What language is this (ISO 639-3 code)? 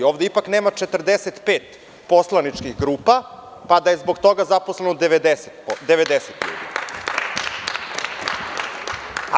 srp